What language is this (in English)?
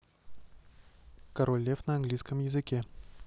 Russian